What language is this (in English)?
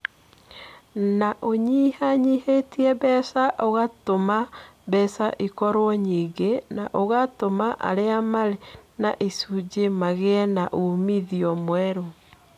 Kikuyu